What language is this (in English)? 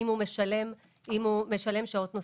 Hebrew